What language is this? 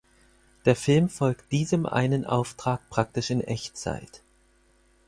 German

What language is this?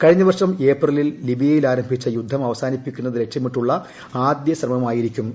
Malayalam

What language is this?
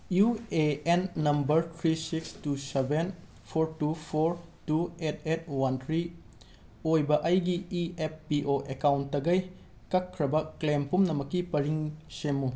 Manipuri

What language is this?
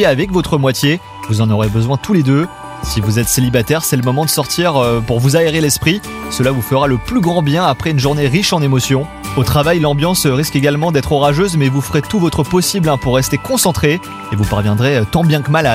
French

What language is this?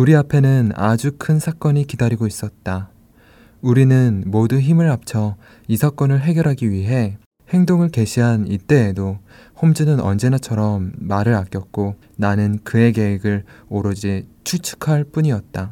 Korean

